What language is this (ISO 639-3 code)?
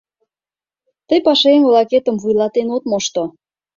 chm